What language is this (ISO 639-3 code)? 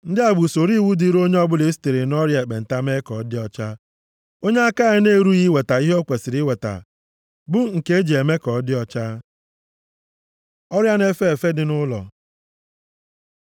ibo